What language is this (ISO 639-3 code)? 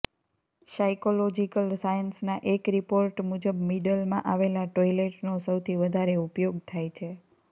guj